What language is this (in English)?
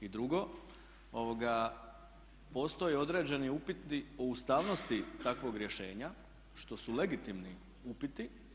Croatian